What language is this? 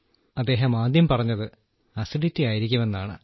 Malayalam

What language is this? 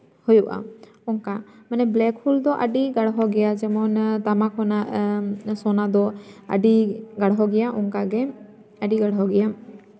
Santali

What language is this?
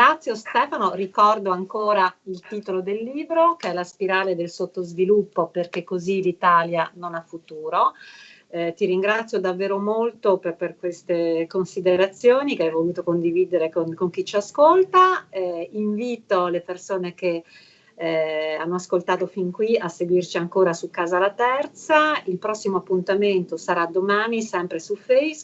Italian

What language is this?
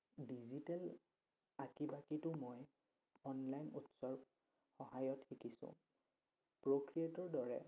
Assamese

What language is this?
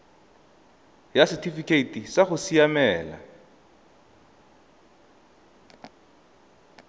Tswana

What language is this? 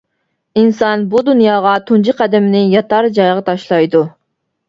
Uyghur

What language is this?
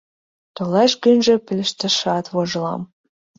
Mari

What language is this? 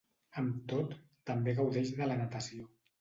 Catalan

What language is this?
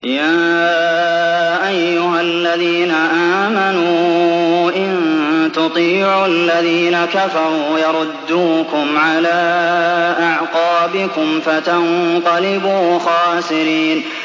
Arabic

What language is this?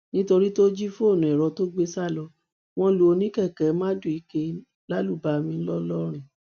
Yoruba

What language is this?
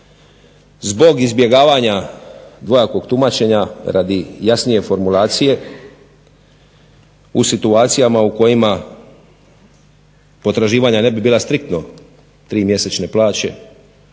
Croatian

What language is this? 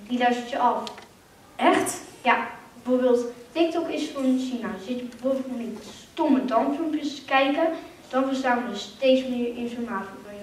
Dutch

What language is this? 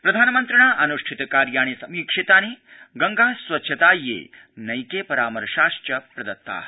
Sanskrit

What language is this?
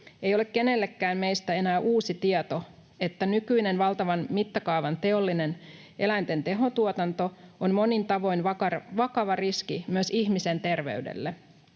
Finnish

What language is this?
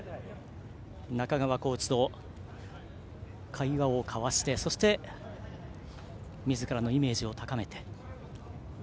Japanese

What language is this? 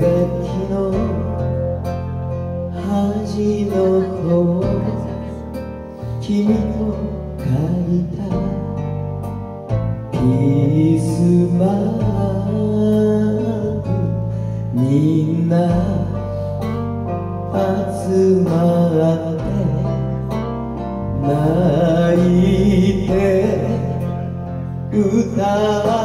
Korean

